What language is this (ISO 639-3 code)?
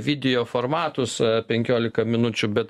lit